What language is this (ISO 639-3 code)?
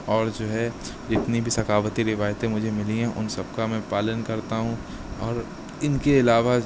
urd